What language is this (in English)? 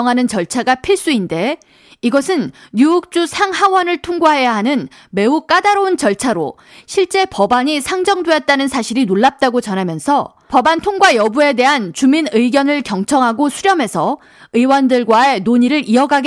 Korean